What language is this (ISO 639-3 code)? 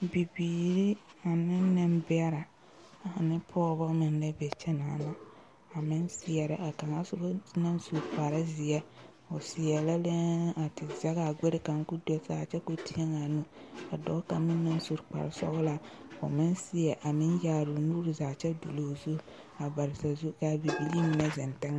dga